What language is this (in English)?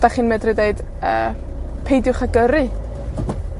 Welsh